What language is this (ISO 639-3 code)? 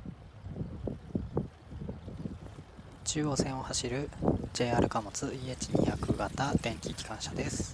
jpn